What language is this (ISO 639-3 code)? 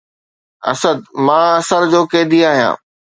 snd